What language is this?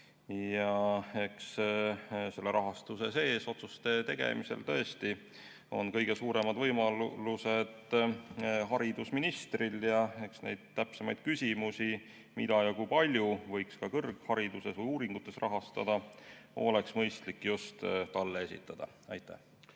Estonian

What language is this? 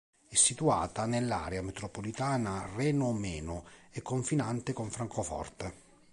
Italian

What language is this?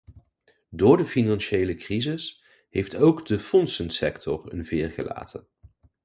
Dutch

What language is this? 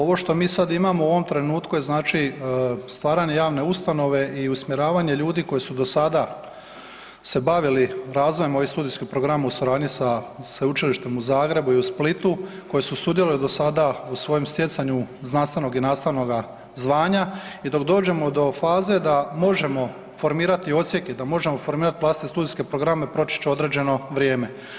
Croatian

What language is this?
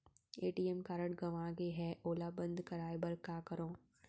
Chhattisgarhi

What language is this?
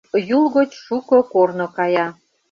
Mari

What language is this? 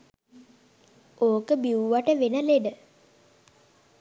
Sinhala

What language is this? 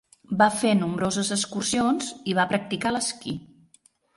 Catalan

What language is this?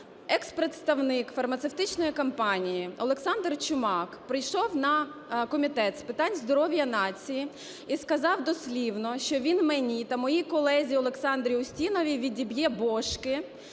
Ukrainian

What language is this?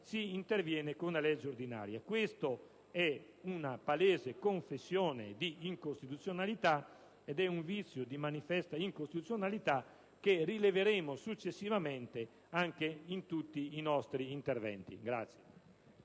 Italian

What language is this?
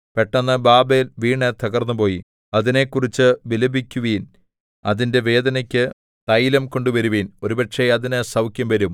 Malayalam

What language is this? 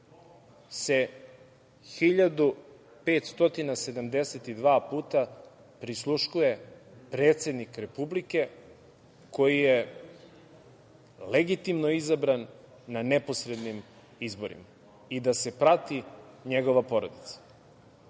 Serbian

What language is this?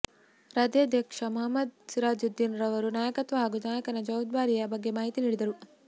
Kannada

